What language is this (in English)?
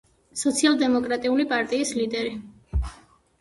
Georgian